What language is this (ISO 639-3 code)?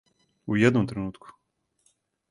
srp